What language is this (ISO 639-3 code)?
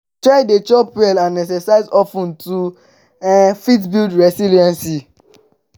pcm